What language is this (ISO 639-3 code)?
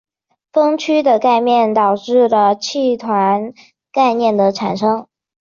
zho